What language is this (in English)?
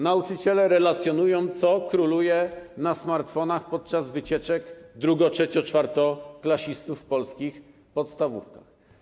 Polish